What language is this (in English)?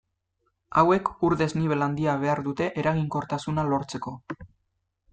Basque